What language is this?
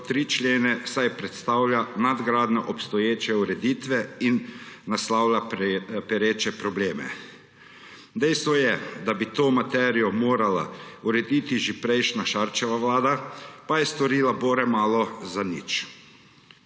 Slovenian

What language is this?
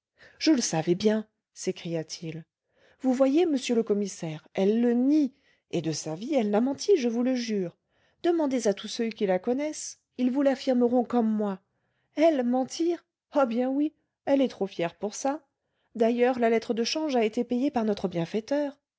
French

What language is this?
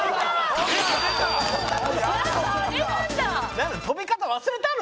Japanese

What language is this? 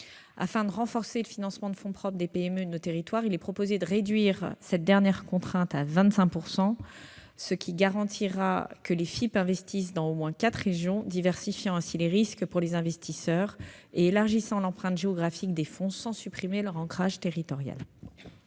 French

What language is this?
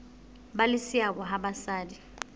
Southern Sotho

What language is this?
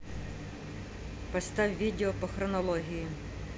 Russian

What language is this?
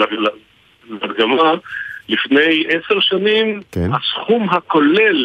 Hebrew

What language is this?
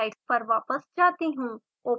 Hindi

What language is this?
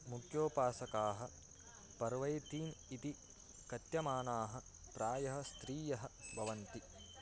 Sanskrit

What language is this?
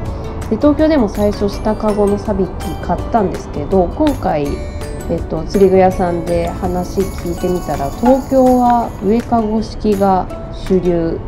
Japanese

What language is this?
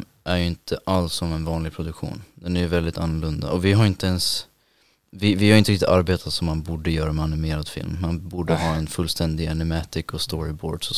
Swedish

